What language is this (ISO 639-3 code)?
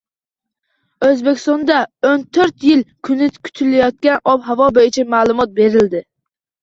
uzb